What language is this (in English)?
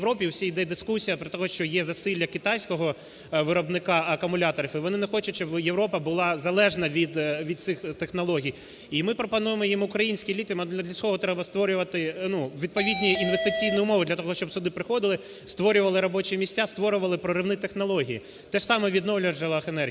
Ukrainian